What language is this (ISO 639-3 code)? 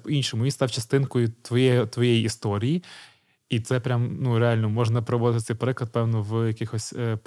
ukr